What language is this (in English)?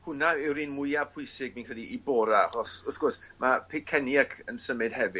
Welsh